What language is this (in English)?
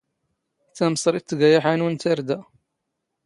Standard Moroccan Tamazight